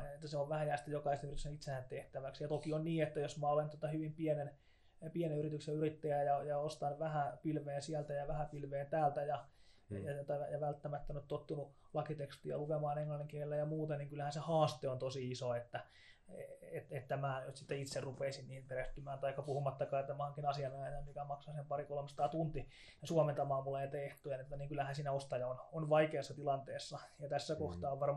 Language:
Finnish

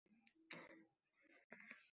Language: Uzbek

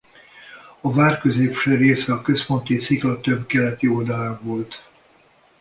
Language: Hungarian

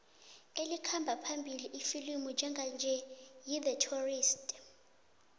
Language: South Ndebele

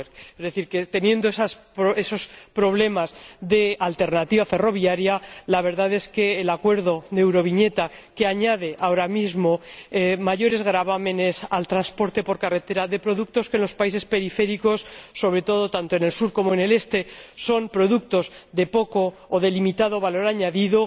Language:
Spanish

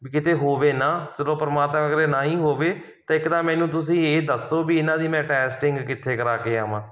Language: Punjabi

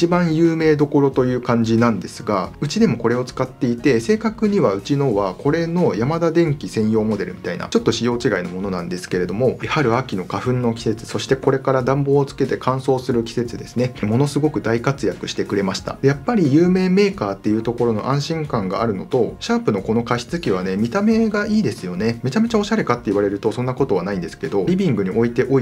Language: Japanese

